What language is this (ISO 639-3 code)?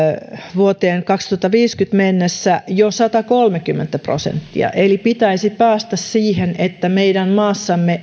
fin